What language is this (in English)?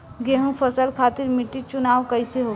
Bhojpuri